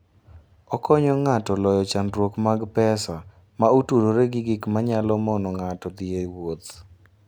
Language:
Luo (Kenya and Tanzania)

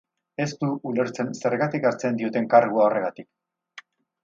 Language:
Basque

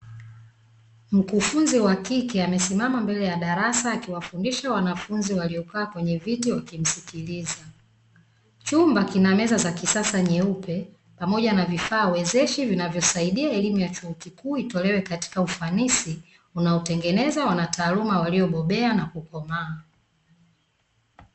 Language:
Swahili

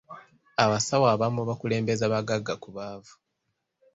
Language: Ganda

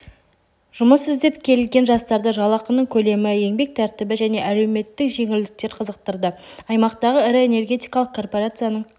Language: Kazakh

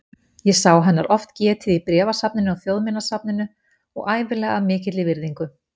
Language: Icelandic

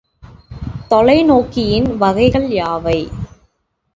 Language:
Tamil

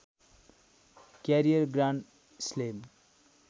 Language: Nepali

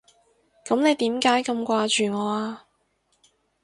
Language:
Cantonese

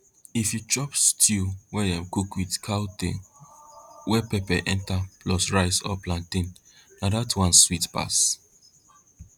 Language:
Nigerian Pidgin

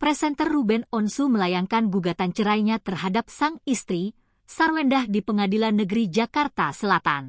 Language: Indonesian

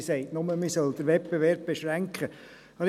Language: Swiss German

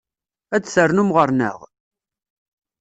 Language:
Kabyle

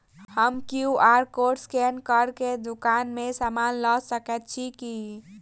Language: Maithili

